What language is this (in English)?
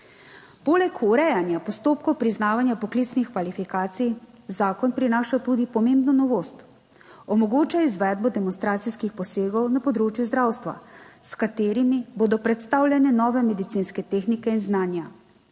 Slovenian